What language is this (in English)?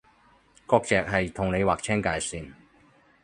Cantonese